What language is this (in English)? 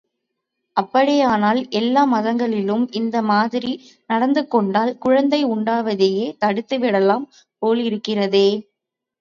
Tamil